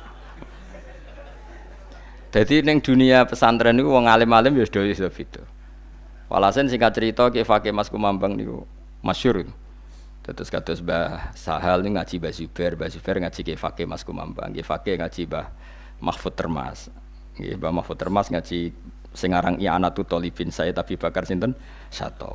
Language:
Indonesian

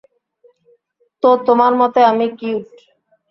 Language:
Bangla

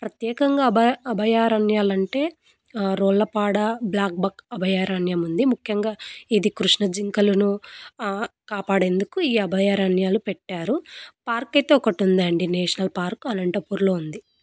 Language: Telugu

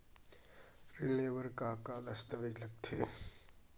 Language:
Chhattisgarhi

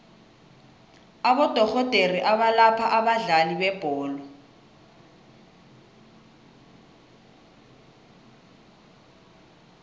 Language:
South Ndebele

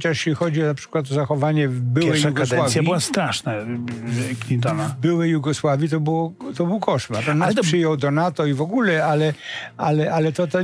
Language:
Polish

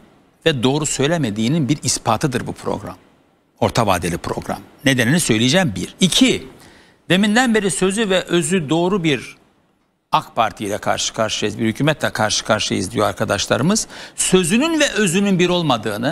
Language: Turkish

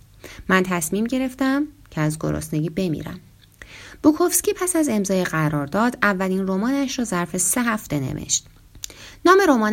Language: Persian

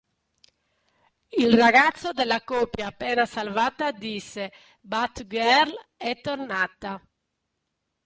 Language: Italian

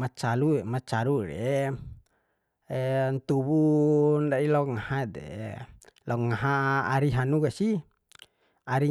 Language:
Bima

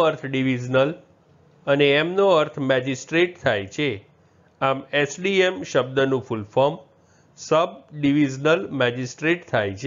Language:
Gujarati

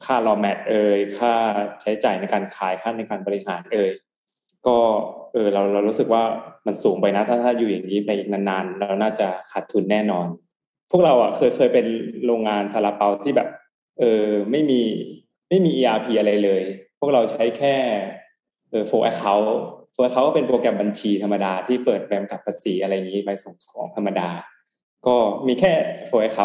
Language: Thai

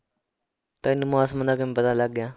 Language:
Punjabi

